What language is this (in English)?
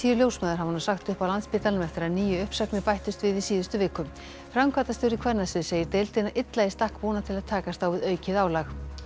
Icelandic